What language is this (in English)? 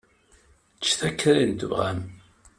Kabyle